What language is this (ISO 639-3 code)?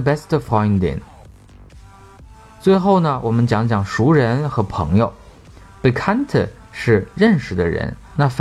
zho